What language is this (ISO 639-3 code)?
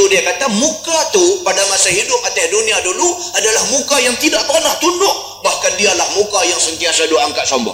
msa